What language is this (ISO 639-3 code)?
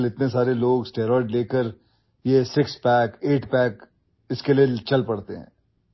urd